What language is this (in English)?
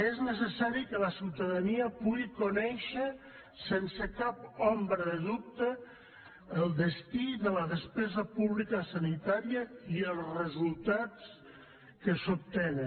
Catalan